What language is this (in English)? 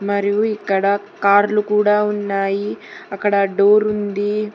Telugu